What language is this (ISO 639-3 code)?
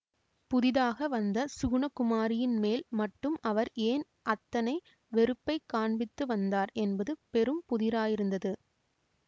tam